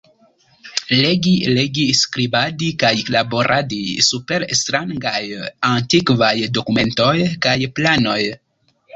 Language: Esperanto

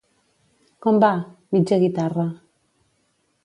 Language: Catalan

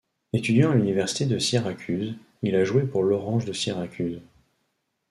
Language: French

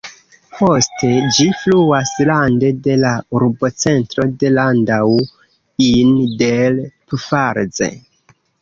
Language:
Esperanto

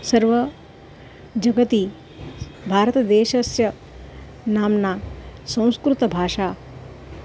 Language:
Sanskrit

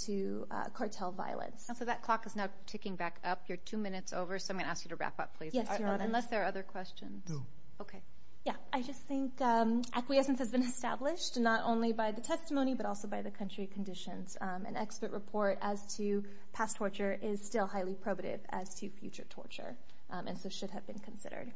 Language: English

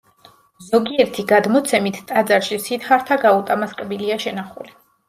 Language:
Georgian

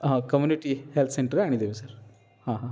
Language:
Odia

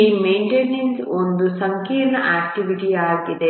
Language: Kannada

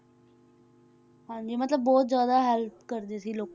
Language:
Punjabi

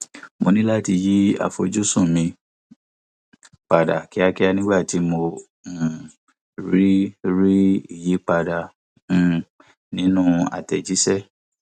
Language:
Yoruba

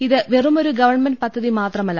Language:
Malayalam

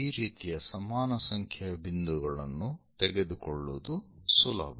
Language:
Kannada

